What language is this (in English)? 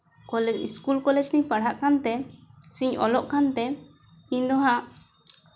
Santali